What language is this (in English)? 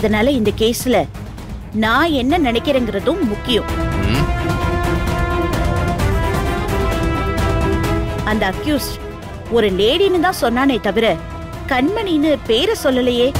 Korean